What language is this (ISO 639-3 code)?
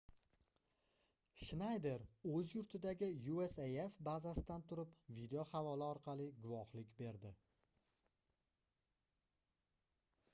uzb